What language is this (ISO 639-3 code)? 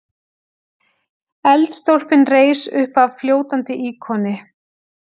isl